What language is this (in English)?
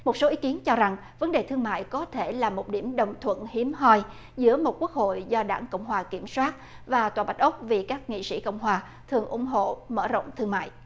Vietnamese